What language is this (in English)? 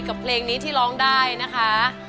Thai